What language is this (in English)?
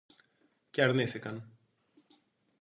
Greek